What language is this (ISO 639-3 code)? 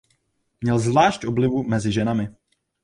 ces